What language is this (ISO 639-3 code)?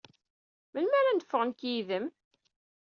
kab